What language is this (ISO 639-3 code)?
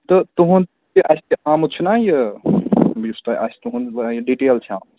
kas